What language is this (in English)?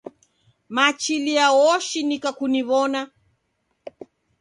Taita